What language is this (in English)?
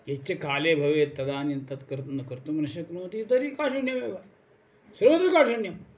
Sanskrit